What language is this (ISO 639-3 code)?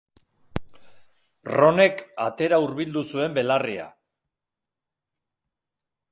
eus